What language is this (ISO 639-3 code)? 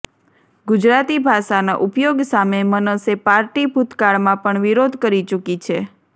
guj